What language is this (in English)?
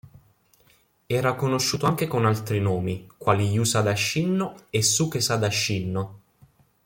Italian